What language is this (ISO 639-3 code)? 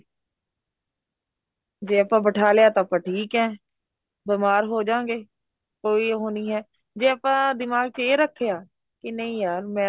pan